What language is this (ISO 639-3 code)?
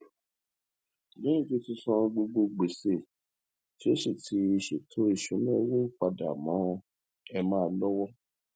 yor